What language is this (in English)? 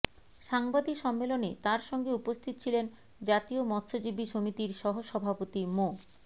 Bangla